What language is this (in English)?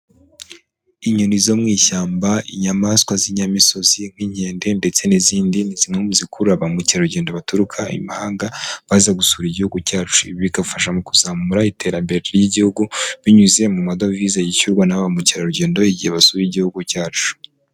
Kinyarwanda